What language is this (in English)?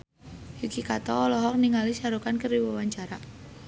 Sundanese